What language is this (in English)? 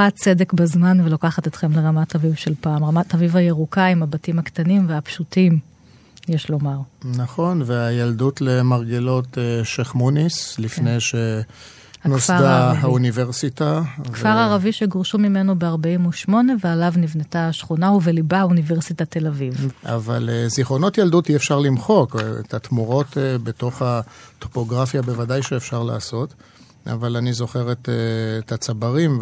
Hebrew